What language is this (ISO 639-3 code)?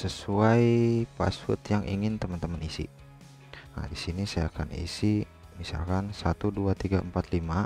ind